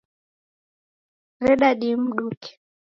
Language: Taita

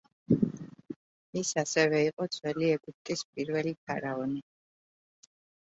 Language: Georgian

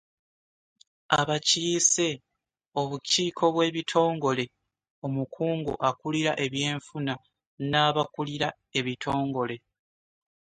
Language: Ganda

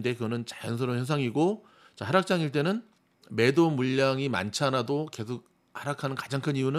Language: Korean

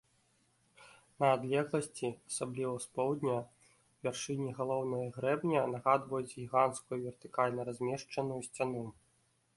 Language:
Belarusian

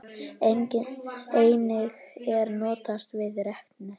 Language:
Icelandic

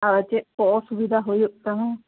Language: Santali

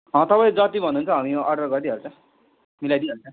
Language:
Nepali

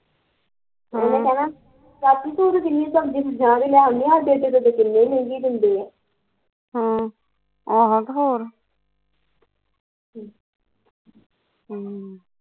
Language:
Punjabi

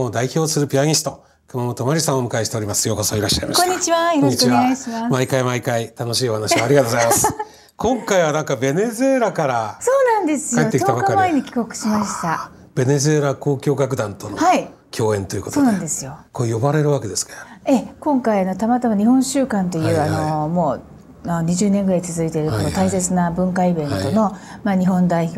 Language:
Japanese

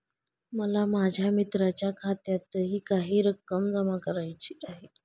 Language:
Marathi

